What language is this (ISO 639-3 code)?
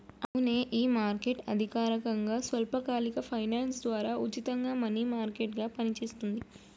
tel